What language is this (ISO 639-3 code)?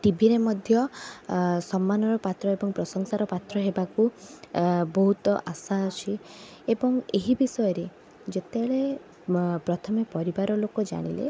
ori